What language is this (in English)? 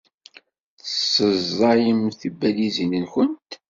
Kabyle